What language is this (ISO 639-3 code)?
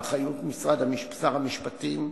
heb